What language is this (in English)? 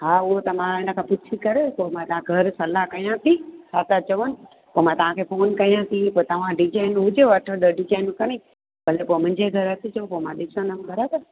Sindhi